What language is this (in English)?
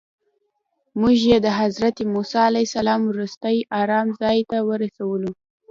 Pashto